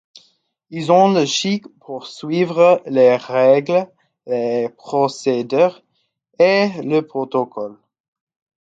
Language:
French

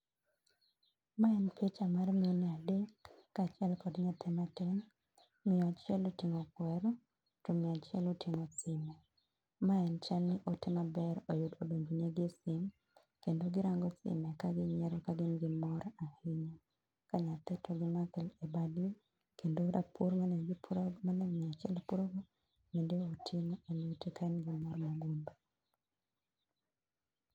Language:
Luo (Kenya and Tanzania)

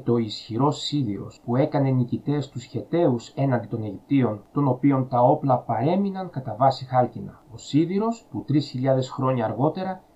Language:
Greek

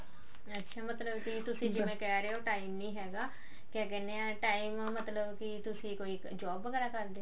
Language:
Punjabi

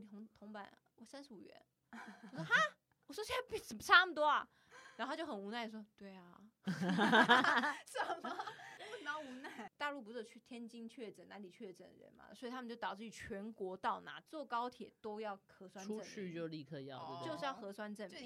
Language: Chinese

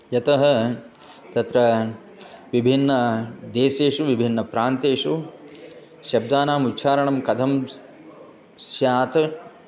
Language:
Sanskrit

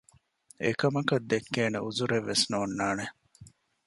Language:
Divehi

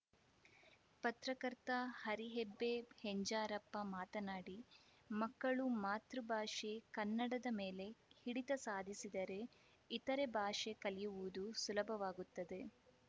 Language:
Kannada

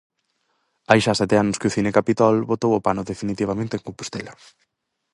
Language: Galician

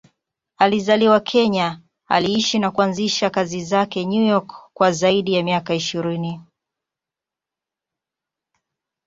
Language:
Swahili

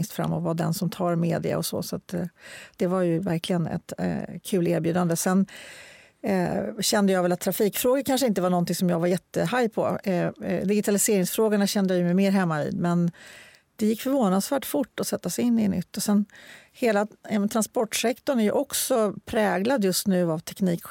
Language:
Swedish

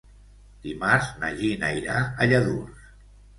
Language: Catalan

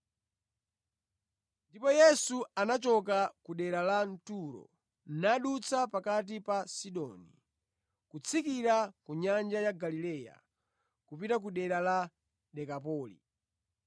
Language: Nyanja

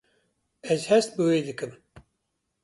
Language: Kurdish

